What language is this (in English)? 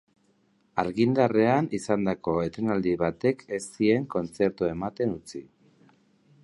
Basque